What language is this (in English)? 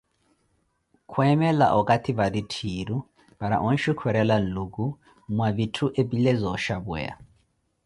Koti